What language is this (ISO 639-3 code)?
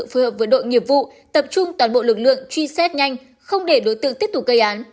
vie